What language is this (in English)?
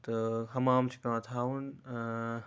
Kashmiri